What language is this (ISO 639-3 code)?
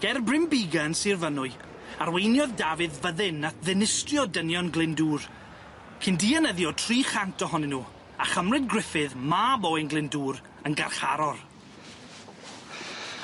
cym